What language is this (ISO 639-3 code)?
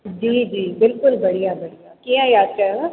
snd